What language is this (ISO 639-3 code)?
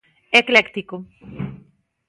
glg